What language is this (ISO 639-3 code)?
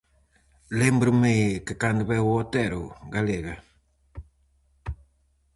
glg